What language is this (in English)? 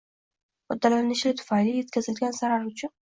Uzbek